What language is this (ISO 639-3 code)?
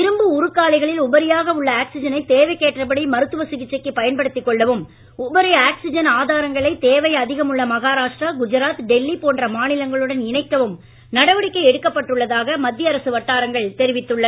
tam